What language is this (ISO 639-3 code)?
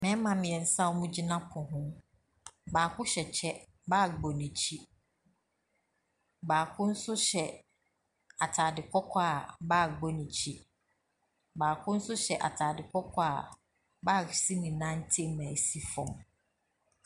aka